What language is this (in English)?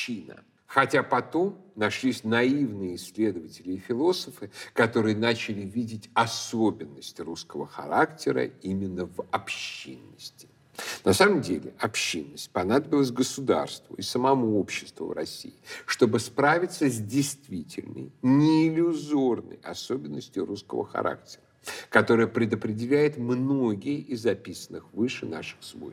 Russian